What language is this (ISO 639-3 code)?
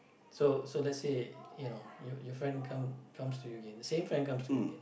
eng